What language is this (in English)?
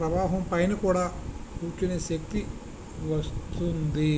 Telugu